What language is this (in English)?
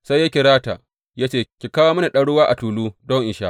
Hausa